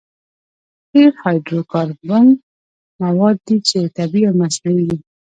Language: Pashto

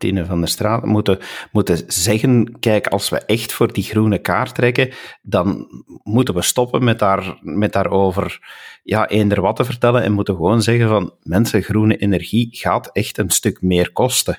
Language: Dutch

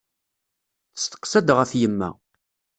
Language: Kabyle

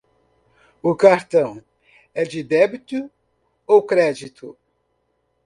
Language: Portuguese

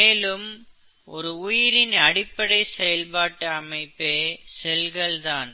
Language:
Tamil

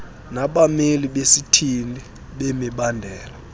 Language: Xhosa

